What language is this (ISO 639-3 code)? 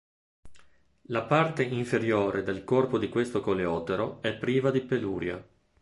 ita